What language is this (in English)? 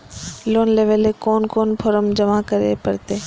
Magahi